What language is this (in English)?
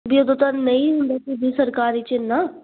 Punjabi